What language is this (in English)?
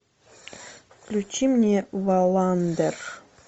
Russian